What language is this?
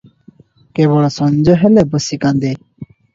Odia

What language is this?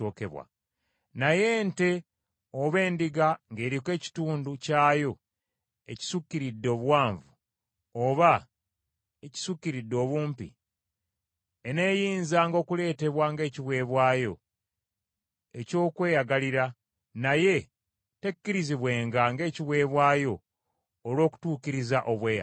Ganda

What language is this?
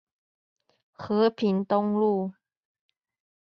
Chinese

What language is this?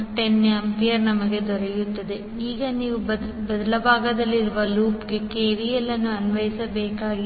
Kannada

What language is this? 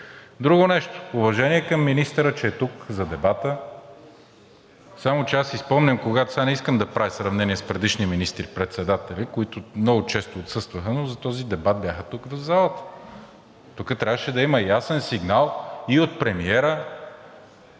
Bulgarian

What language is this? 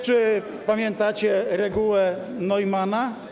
Polish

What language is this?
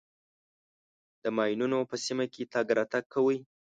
Pashto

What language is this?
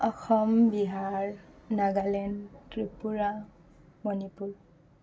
Assamese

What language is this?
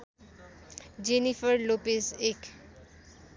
Nepali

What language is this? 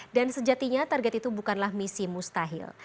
Indonesian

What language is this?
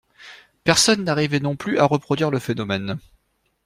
French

